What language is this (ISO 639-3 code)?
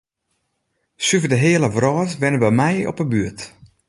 fry